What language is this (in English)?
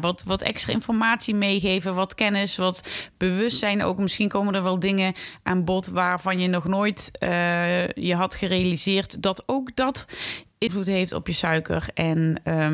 Dutch